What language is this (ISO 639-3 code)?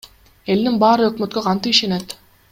kir